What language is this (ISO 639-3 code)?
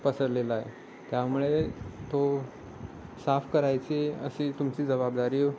mar